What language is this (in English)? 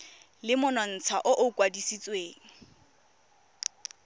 Tswana